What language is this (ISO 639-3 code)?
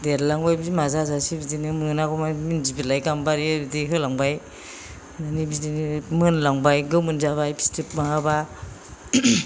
brx